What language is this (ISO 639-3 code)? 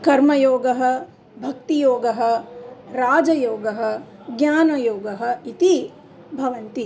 san